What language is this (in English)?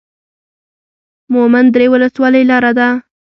Pashto